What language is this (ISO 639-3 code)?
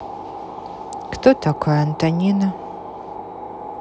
rus